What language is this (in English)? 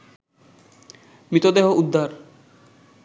Bangla